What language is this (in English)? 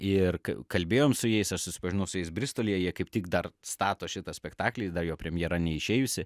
Lithuanian